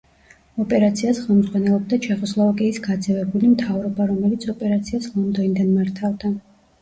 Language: Georgian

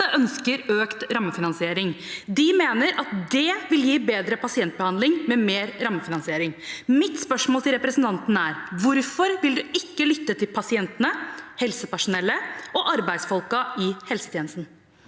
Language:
Norwegian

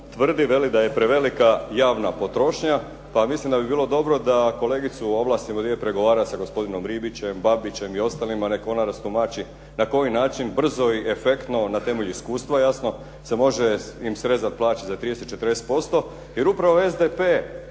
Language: Croatian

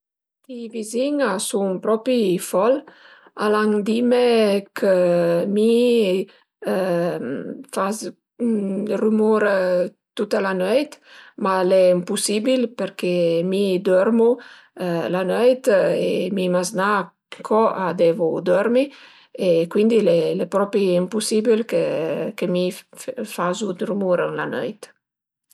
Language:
Piedmontese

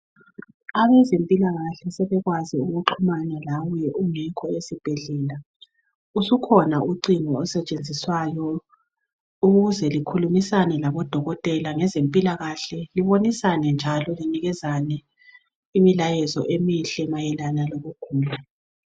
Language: North Ndebele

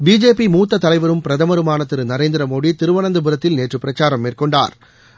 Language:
Tamil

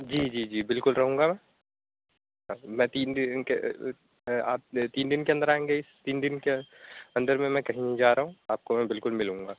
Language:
Urdu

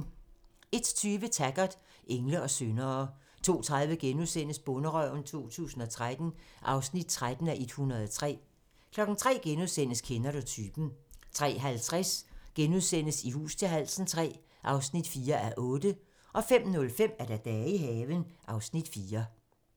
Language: Danish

